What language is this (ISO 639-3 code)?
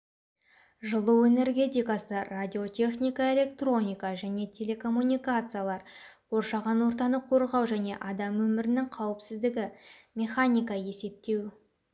kaz